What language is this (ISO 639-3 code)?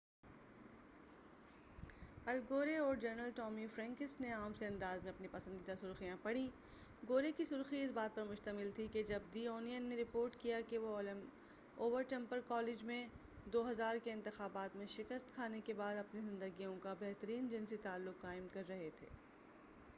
urd